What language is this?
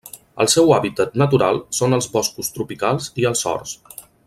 Catalan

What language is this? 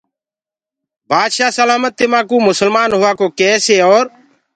Gurgula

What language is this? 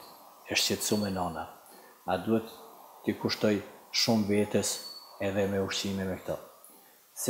Romanian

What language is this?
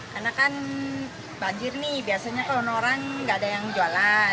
Indonesian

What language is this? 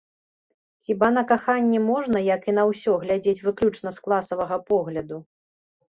Belarusian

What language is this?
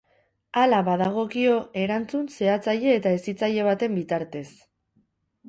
Basque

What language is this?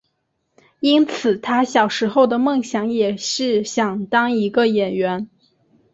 Chinese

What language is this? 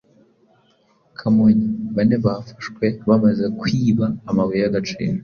Kinyarwanda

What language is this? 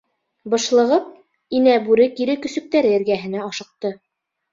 Bashkir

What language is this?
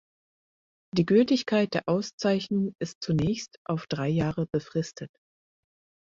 German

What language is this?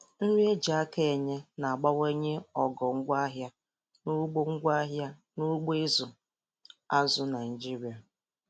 Igbo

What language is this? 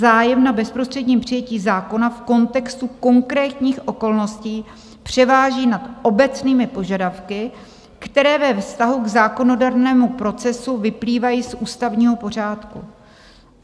Czech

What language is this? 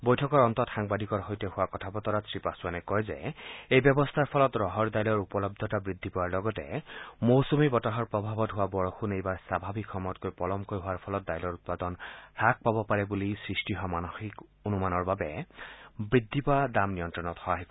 Assamese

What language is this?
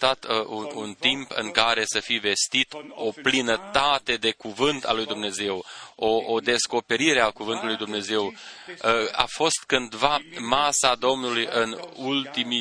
Romanian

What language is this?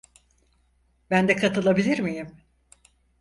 Turkish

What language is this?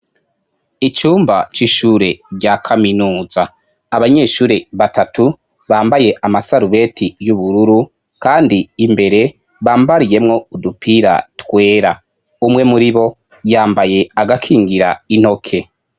Rundi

